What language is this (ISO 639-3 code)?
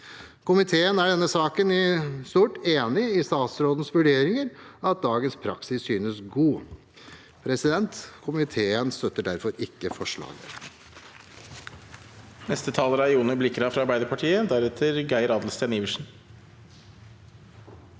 nor